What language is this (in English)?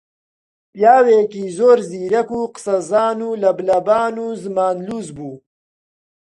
Central Kurdish